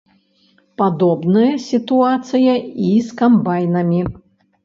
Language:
Belarusian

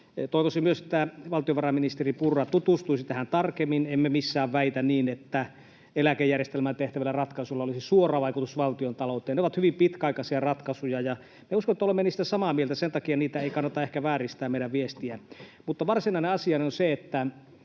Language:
Finnish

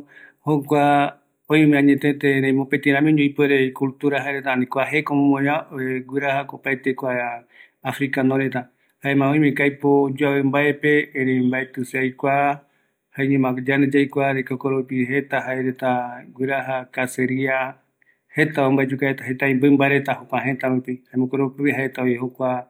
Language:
Eastern Bolivian Guaraní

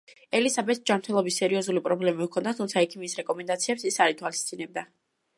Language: Georgian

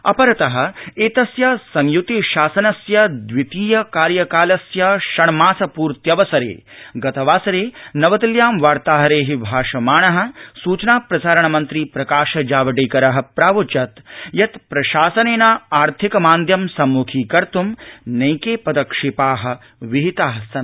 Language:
Sanskrit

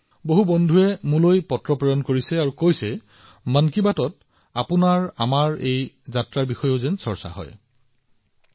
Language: Assamese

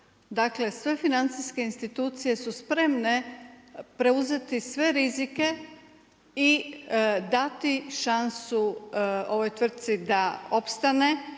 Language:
Croatian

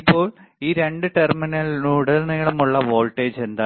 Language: Malayalam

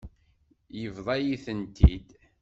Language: Kabyle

